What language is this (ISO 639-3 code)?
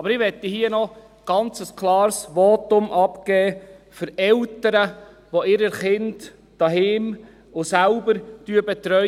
gsw